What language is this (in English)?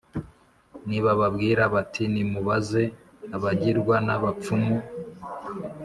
Kinyarwanda